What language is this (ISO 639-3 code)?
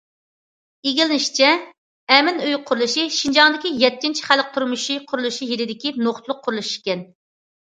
uig